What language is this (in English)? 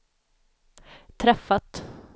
Swedish